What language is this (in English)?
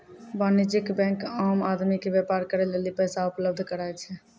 Maithili